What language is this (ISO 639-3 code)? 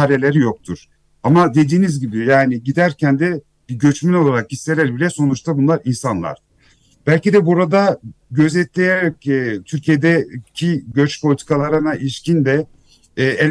tur